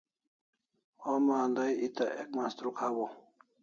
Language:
Kalasha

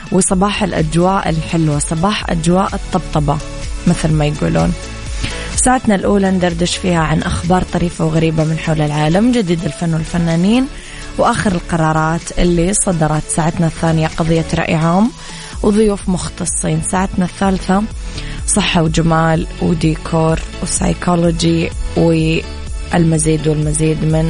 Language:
Arabic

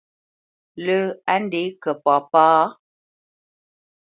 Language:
Bamenyam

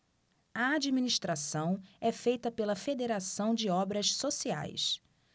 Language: Portuguese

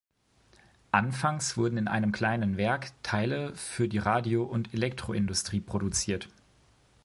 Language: German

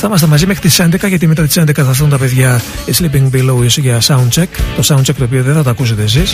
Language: Greek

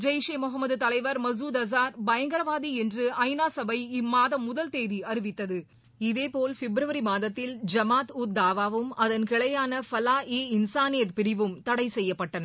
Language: Tamil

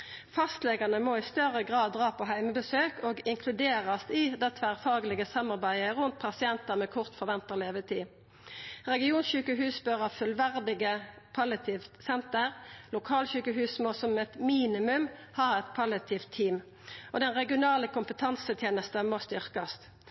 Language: Norwegian Nynorsk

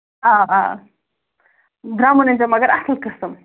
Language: Kashmiri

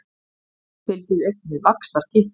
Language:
Icelandic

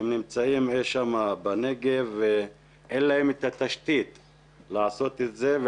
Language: Hebrew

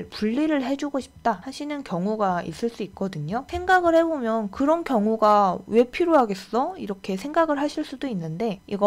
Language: Korean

